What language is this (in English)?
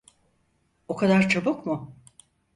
Turkish